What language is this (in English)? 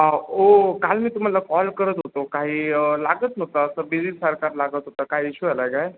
Marathi